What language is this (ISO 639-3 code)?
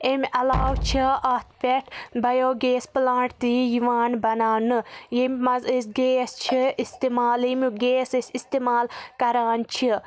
kas